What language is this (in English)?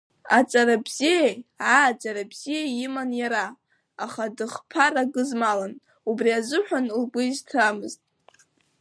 Abkhazian